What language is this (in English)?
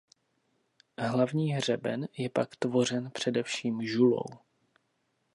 Czech